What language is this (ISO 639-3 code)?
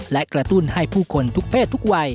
tha